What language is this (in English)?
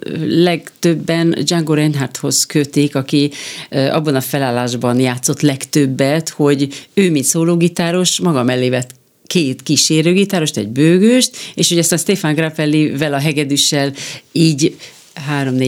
Hungarian